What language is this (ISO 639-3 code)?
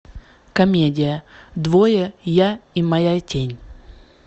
rus